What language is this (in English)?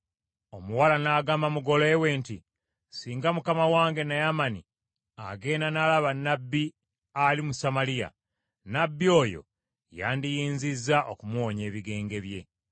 Ganda